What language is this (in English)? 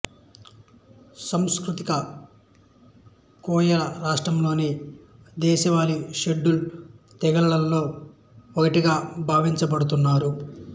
Telugu